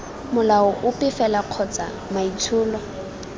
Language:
Tswana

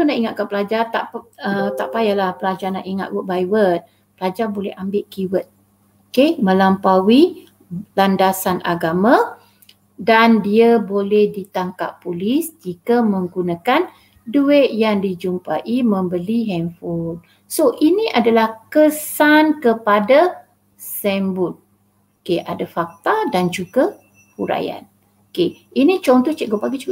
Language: Malay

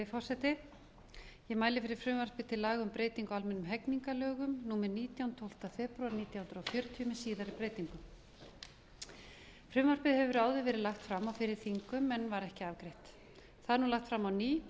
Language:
Icelandic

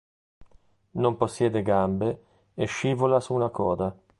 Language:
Italian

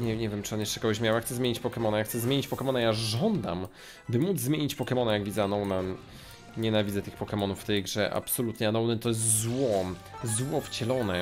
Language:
Polish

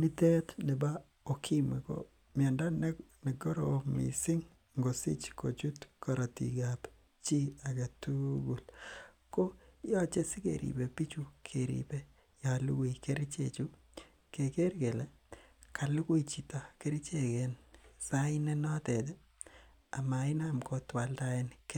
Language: Kalenjin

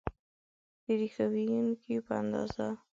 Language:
Pashto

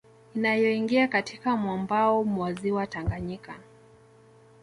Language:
Swahili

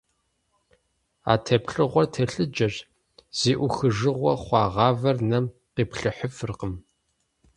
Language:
Kabardian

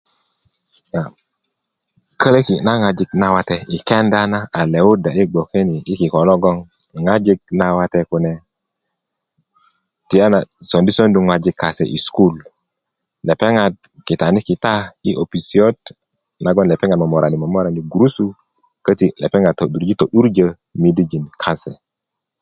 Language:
Kuku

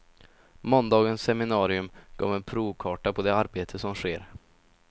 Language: Swedish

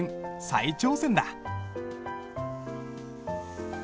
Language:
Japanese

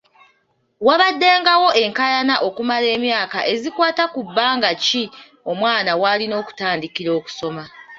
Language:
Ganda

